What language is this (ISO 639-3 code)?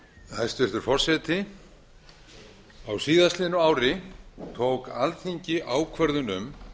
isl